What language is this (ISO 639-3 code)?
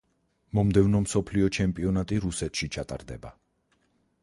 kat